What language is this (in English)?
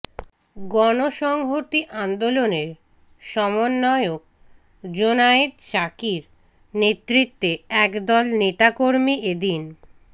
Bangla